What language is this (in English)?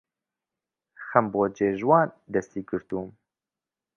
Central Kurdish